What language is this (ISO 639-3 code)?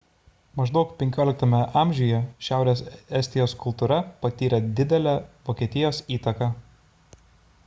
lit